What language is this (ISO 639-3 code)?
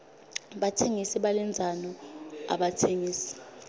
ssw